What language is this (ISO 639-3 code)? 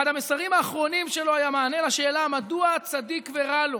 heb